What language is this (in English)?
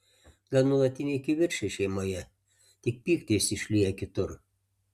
Lithuanian